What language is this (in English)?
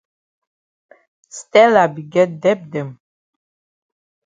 Cameroon Pidgin